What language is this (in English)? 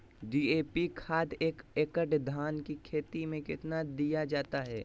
Magahi